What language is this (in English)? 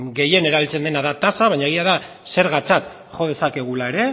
Basque